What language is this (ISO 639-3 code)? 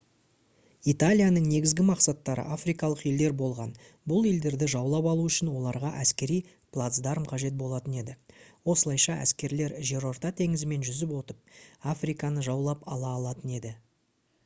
kaz